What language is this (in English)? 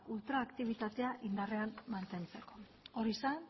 Basque